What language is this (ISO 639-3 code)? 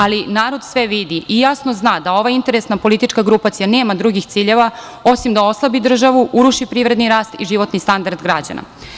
srp